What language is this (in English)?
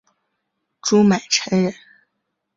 Chinese